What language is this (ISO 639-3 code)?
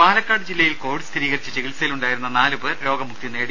mal